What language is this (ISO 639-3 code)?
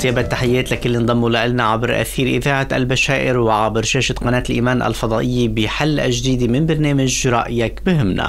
ara